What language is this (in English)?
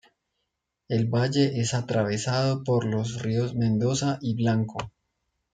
Spanish